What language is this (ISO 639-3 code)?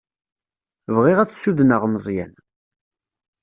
kab